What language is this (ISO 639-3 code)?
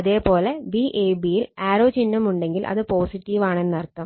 mal